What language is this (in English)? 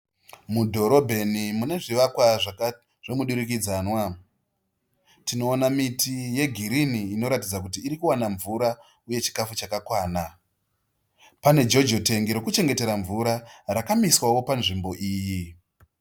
Shona